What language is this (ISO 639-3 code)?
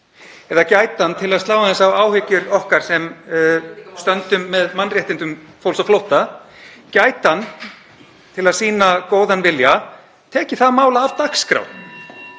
isl